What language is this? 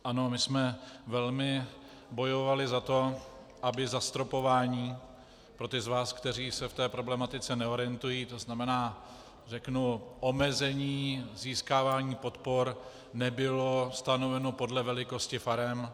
Czech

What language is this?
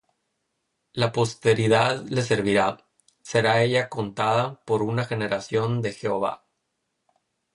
Spanish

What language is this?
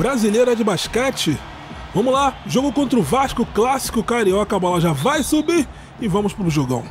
Portuguese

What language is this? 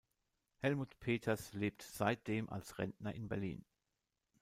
German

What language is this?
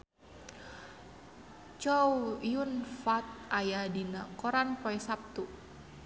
Sundanese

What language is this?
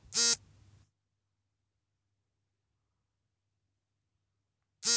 Kannada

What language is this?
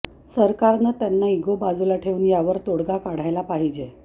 Marathi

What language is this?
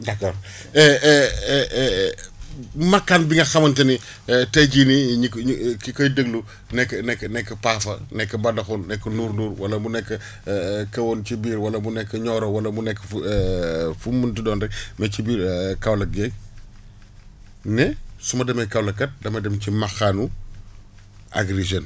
Wolof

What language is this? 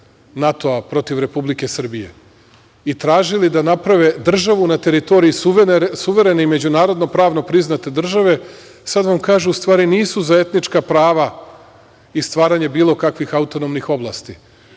Serbian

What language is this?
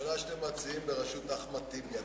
Hebrew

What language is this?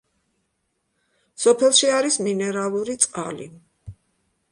Georgian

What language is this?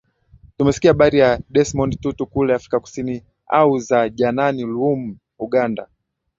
Swahili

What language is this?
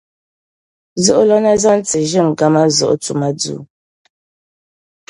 Dagbani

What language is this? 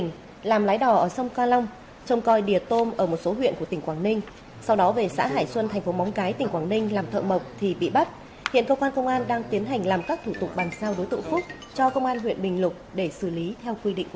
Vietnamese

